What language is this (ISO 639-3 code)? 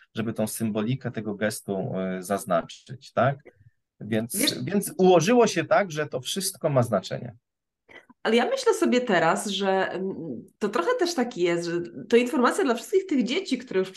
pol